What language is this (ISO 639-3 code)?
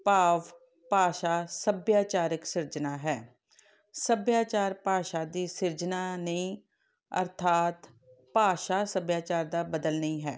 pan